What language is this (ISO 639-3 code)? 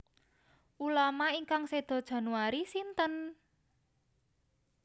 jav